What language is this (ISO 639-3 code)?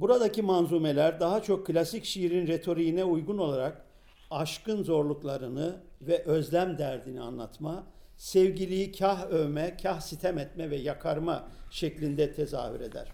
tur